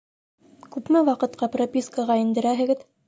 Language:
Bashkir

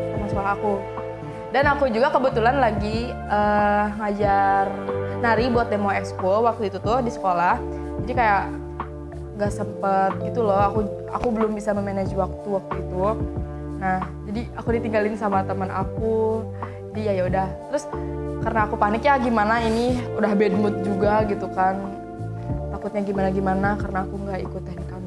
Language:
Indonesian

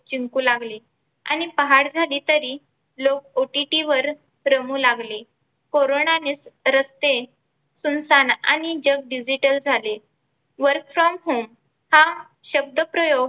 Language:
Marathi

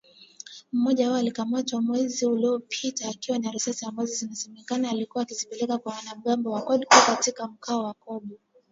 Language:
Swahili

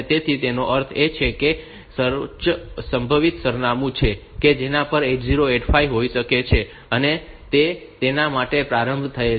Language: Gujarati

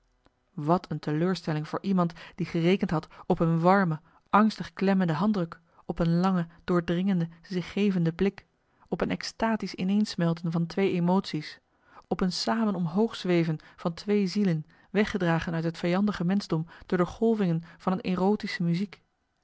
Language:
Dutch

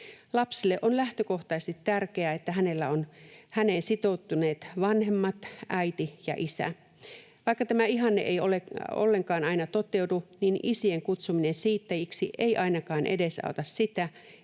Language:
Finnish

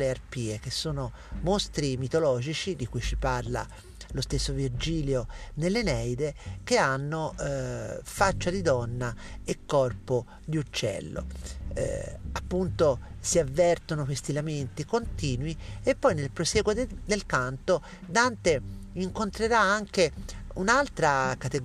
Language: Italian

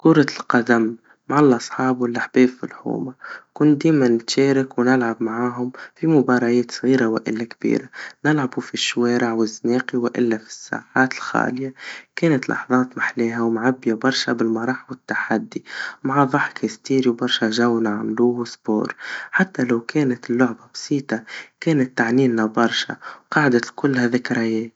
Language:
Tunisian Arabic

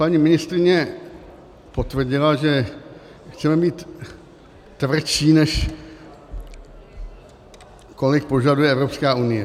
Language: Czech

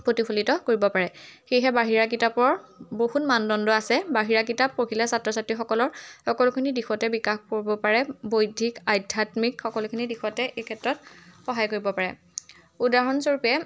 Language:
Assamese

